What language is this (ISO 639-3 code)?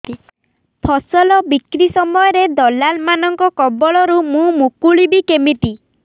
ori